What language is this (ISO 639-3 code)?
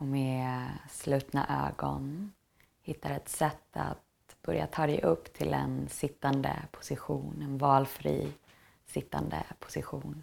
swe